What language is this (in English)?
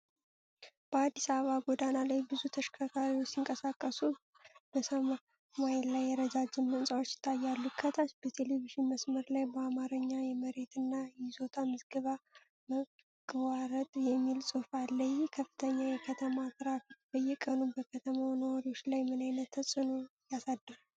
Amharic